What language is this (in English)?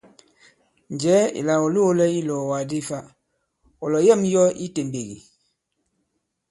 Bankon